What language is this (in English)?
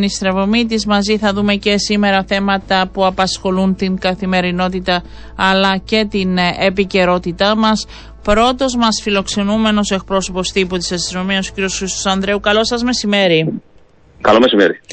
Greek